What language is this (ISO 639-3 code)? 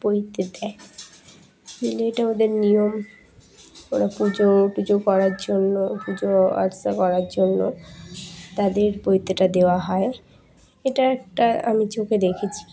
ben